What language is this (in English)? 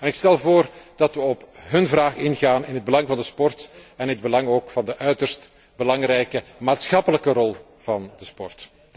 Dutch